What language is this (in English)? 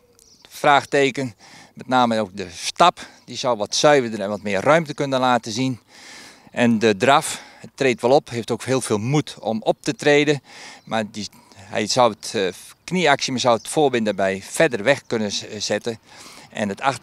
Dutch